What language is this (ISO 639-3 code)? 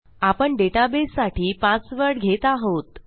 mar